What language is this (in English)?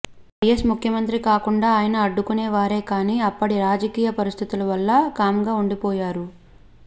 Telugu